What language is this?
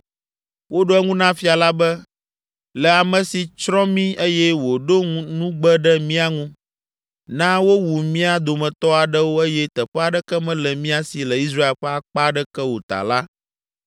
Ewe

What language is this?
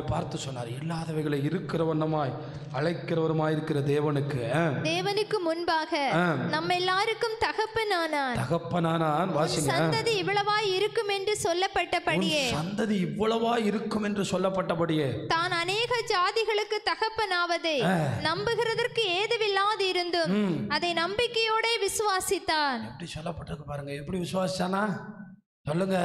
Tamil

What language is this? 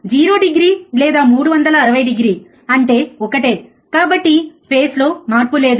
Telugu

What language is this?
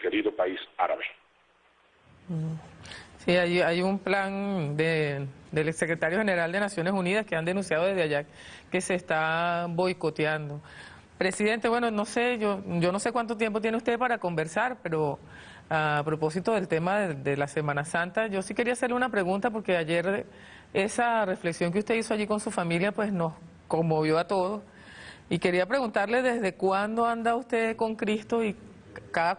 Spanish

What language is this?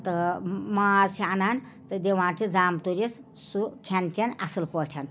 Kashmiri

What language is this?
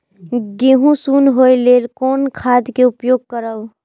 Maithili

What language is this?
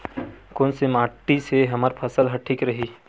Chhattisgarhi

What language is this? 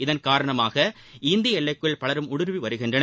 Tamil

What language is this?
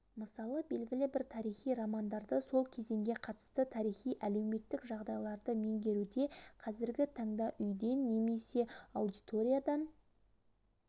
Kazakh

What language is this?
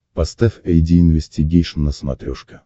Russian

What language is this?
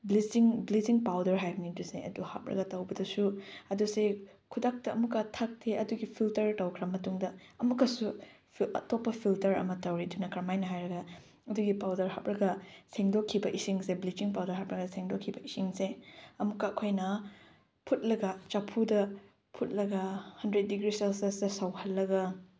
Manipuri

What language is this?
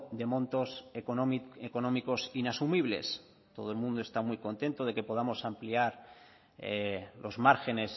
Spanish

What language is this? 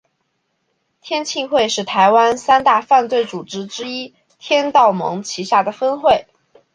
Chinese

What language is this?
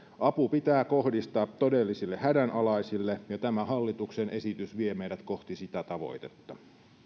Finnish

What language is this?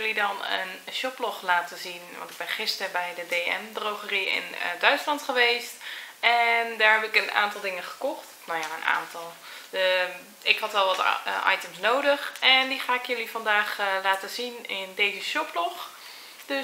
Dutch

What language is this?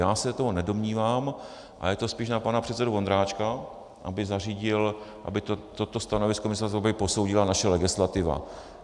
Czech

